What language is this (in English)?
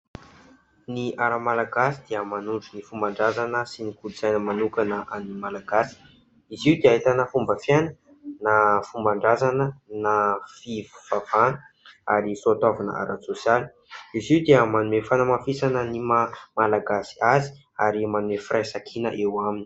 Malagasy